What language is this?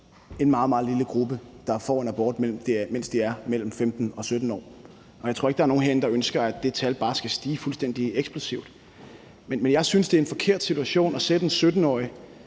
Danish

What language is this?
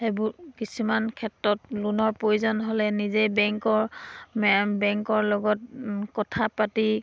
Assamese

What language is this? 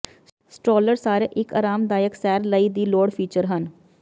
Punjabi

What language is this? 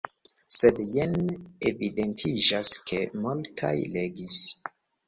Esperanto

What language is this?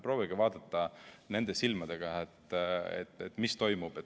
Estonian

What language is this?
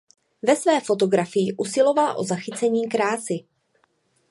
Czech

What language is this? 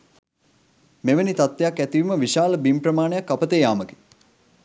Sinhala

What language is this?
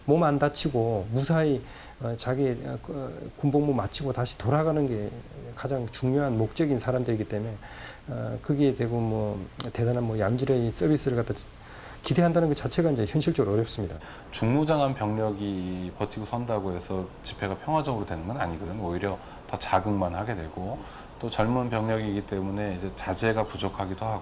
Korean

